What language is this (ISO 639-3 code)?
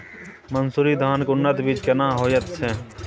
mai